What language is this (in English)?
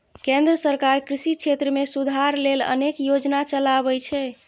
Maithili